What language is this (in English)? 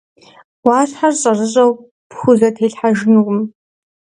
Kabardian